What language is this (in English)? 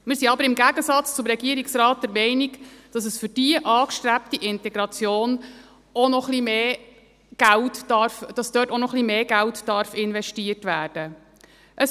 Swiss German